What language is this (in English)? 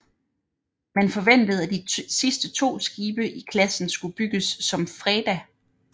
Danish